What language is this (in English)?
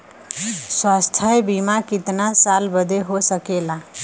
Bhojpuri